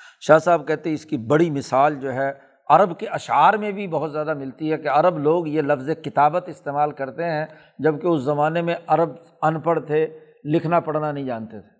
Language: Urdu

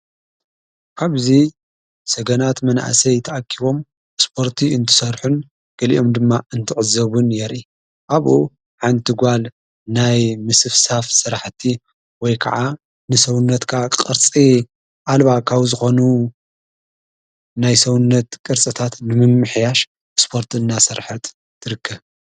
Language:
Tigrinya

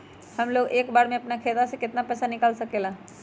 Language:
Magahi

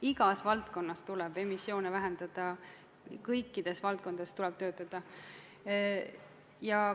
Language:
Estonian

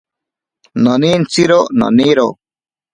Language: Ashéninka Perené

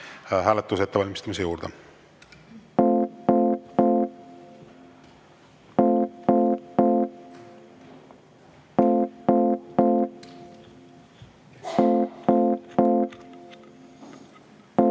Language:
Estonian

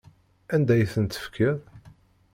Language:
Kabyle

